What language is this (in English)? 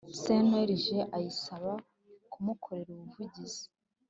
Kinyarwanda